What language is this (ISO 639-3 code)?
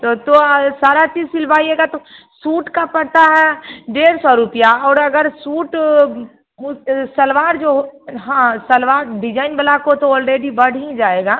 hin